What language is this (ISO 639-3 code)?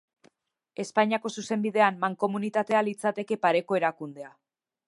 eus